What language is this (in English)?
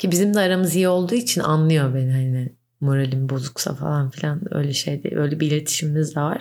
Turkish